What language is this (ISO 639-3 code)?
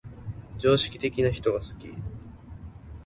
jpn